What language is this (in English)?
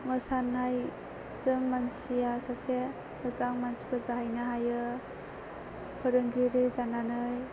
Bodo